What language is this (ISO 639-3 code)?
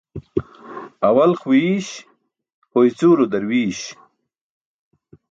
bsk